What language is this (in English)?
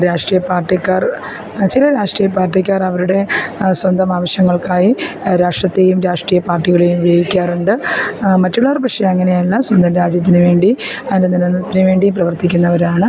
Malayalam